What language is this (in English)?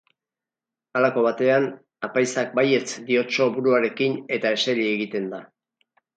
Basque